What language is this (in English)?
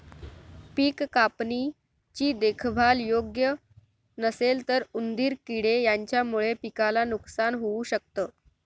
Marathi